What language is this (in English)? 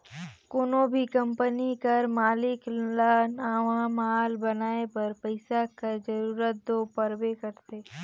Chhattisgarhi